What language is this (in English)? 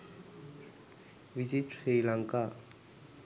Sinhala